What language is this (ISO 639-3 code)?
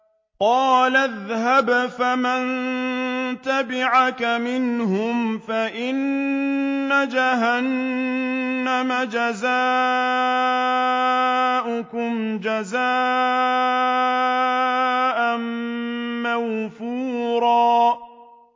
ara